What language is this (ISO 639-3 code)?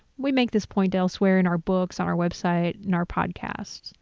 eng